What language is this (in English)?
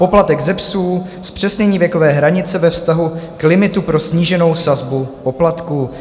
Czech